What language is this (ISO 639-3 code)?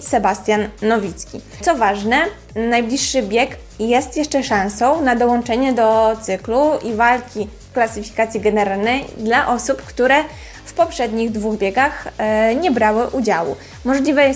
pol